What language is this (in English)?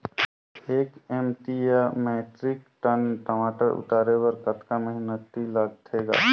Chhattisgarhi